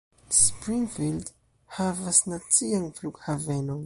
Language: Esperanto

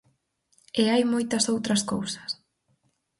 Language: Galician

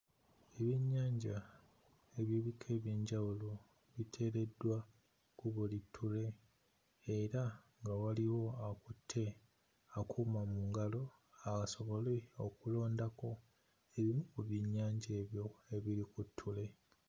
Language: Ganda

